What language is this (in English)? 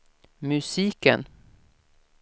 Swedish